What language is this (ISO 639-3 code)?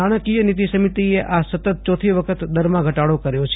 guj